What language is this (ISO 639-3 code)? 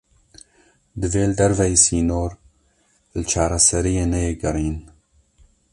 kur